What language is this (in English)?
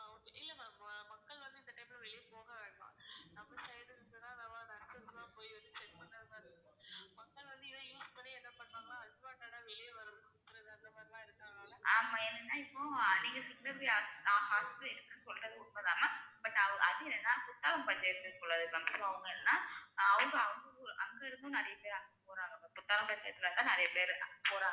Tamil